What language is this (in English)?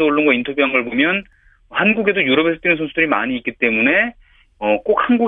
Korean